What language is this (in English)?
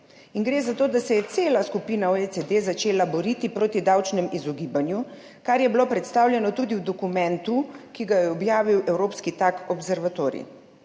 Slovenian